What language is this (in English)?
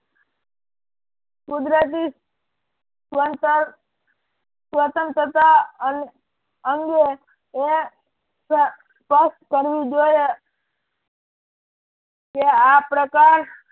Gujarati